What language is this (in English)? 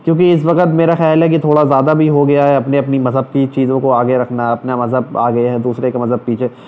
Urdu